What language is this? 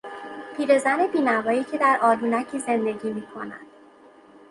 Persian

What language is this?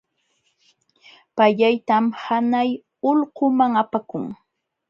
Jauja Wanca Quechua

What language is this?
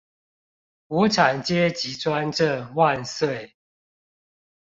Chinese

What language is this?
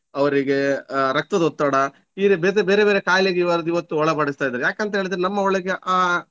Kannada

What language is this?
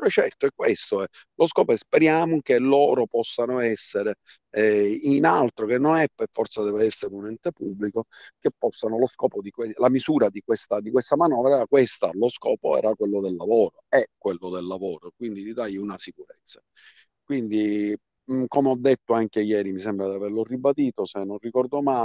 Italian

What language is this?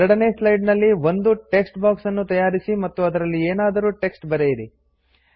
Kannada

